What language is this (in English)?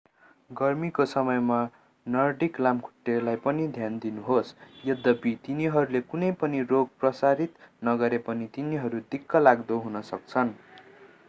Nepali